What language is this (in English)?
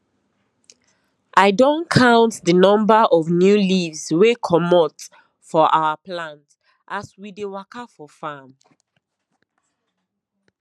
Nigerian Pidgin